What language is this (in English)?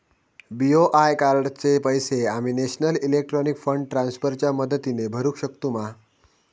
Marathi